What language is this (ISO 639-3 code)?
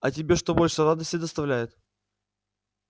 rus